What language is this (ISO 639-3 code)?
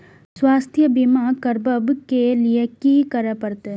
mai